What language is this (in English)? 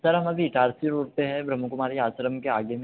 Hindi